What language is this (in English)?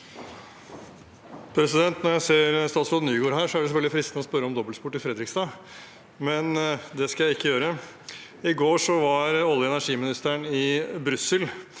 Norwegian